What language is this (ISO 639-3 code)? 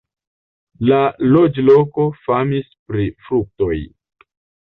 epo